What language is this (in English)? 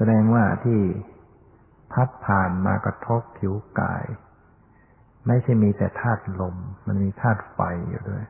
Thai